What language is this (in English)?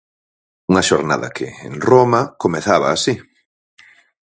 Galician